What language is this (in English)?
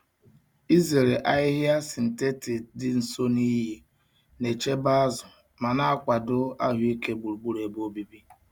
Igbo